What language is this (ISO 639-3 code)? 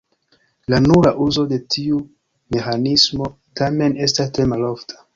epo